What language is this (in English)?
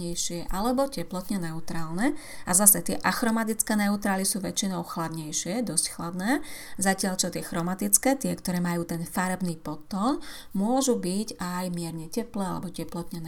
Slovak